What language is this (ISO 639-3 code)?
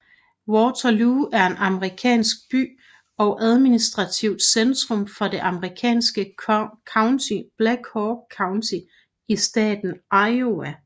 dan